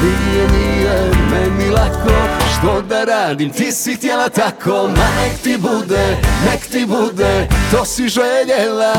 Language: Croatian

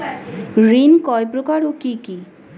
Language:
Bangla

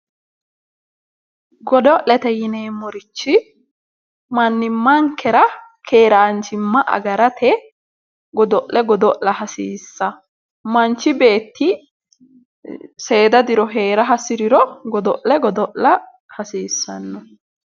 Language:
Sidamo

